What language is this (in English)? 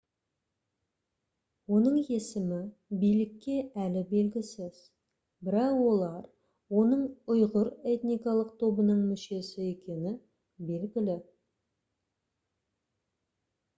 Kazakh